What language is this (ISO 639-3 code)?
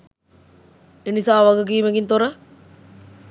sin